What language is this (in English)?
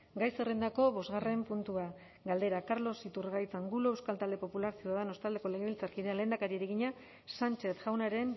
Basque